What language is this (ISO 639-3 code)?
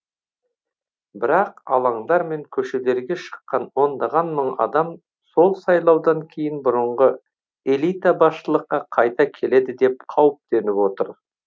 kaz